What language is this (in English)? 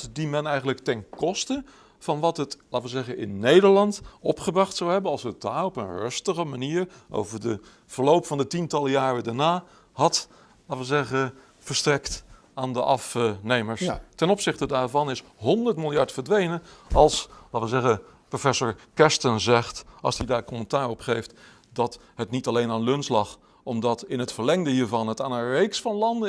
Dutch